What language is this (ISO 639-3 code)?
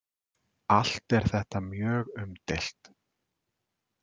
isl